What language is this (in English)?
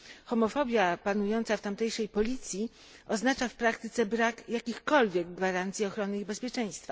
Polish